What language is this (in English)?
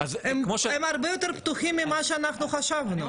Hebrew